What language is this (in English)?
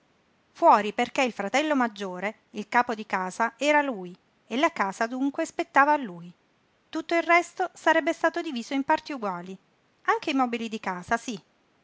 Italian